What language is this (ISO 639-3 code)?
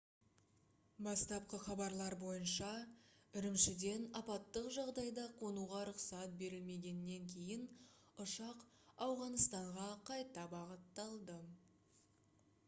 kaz